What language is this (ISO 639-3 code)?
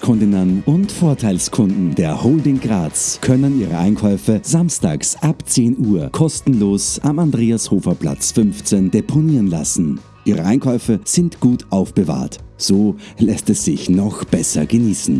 deu